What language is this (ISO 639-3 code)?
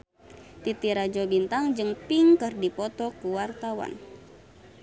sun